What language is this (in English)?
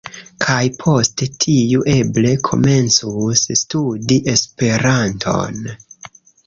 Esperanto